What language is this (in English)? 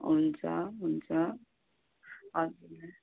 Nepali